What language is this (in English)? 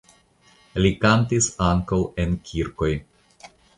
Esperanto